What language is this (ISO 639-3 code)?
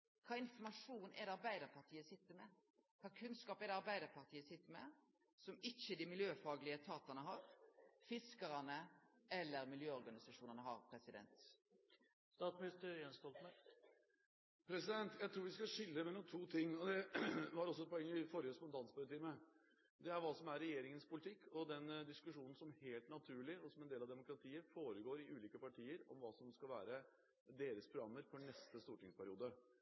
nor